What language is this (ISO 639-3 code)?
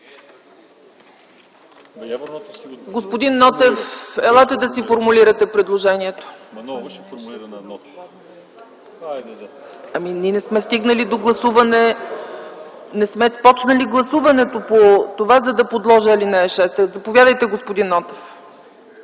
bul